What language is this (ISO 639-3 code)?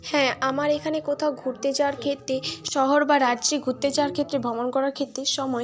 ben